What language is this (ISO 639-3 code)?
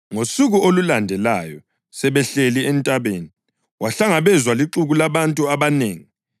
nde